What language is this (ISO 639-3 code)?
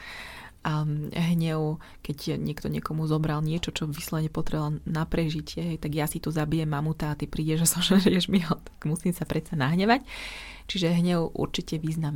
slk